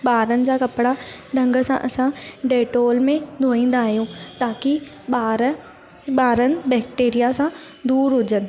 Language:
Sindhi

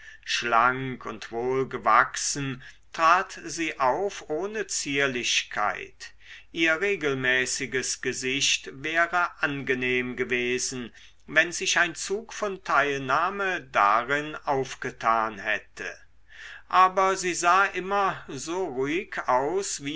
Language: German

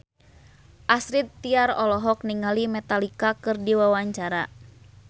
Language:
Sundanese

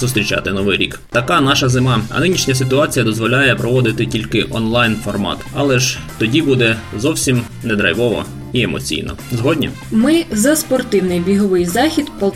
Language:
Ukrainian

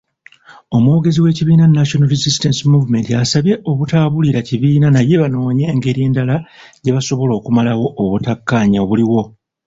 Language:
Ganda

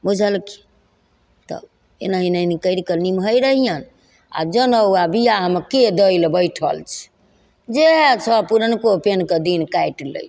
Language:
Maithili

